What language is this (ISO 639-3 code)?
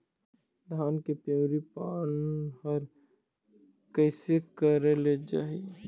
hne